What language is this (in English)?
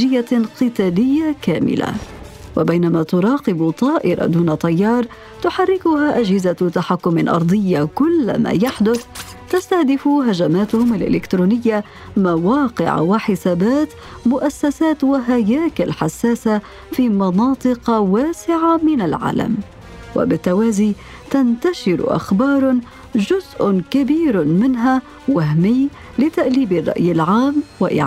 Arabic